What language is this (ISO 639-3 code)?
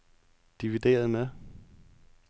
dan